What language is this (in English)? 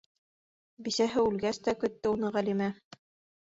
Bashkir